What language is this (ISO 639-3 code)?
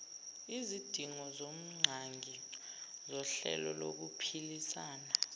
zul